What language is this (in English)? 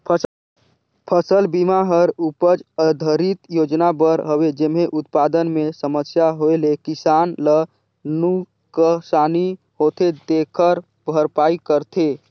Chhattisgarhi